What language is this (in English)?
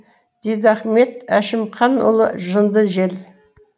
Kazakh